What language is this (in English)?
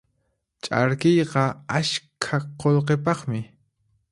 Puno Quechua